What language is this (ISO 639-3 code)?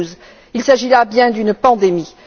fra